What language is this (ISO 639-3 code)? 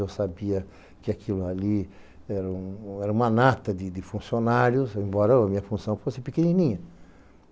por